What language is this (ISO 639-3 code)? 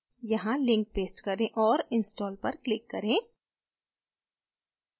hin